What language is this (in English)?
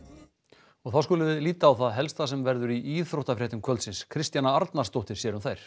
Icelandic